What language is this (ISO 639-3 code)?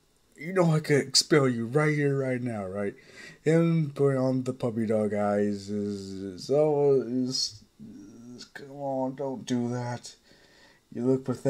eng